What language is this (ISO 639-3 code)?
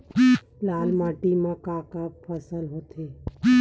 hne